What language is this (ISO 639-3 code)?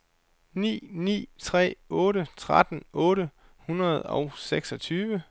dan